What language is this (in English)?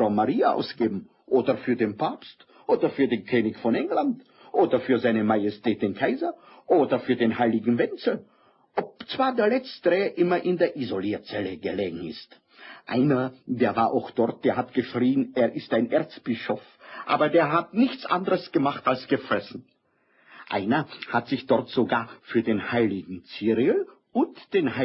German